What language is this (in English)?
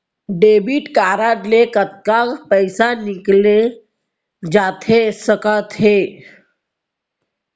Chhattisgarhi